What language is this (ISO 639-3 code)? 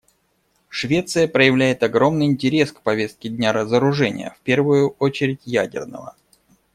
rus